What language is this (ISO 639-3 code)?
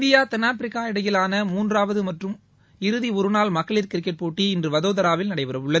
tam